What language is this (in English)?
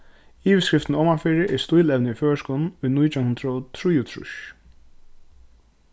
Faroese